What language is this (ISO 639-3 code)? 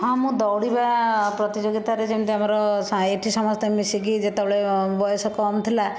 ori